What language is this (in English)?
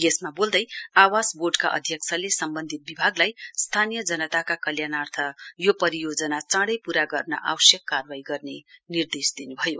Nepali